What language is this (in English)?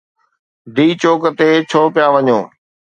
Sindhi